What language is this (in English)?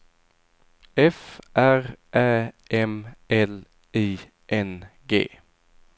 Swedish